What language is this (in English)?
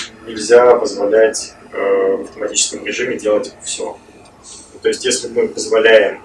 Russian